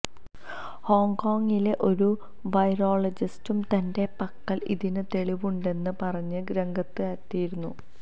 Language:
Malayalam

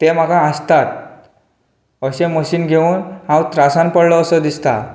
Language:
Konkani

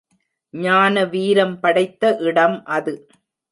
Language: Tamil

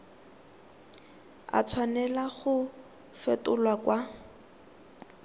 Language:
Tswana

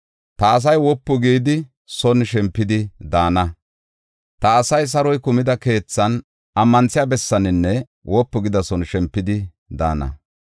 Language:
Gofa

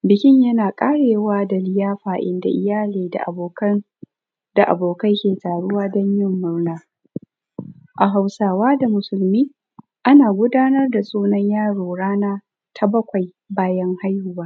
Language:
Hausa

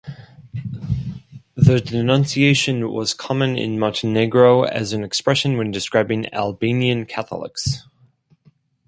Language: English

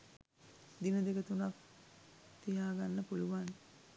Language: Sinhala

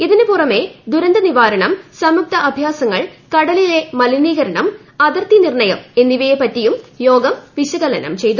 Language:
Malayalam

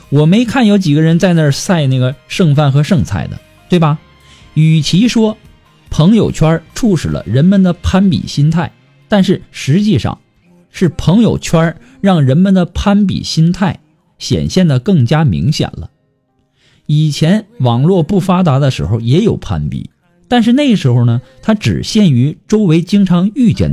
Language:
Chinese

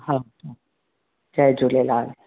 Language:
Sindhi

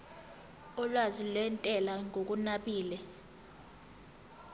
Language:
Zulu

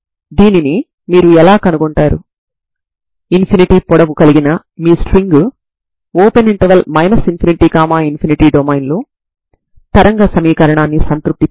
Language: Telugu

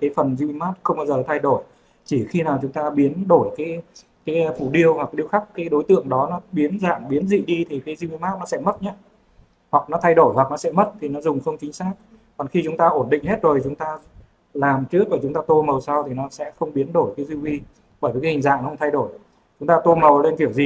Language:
Vietnamese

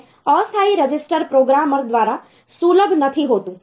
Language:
Gujarati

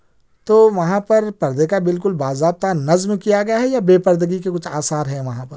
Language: Urdu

